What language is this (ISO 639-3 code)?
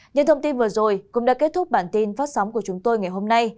vie